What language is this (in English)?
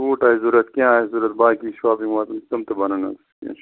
Kashmiri